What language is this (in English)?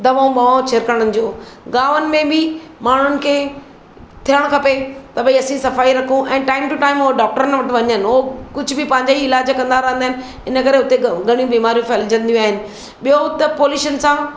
Sindhi